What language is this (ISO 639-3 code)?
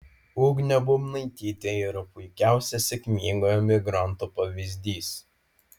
lit